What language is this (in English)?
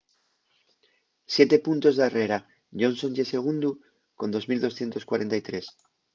Asturian